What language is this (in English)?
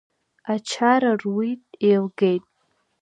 Abkhazian